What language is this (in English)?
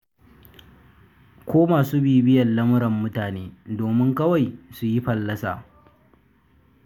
Hausa